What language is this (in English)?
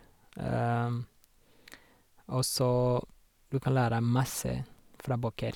Norwegian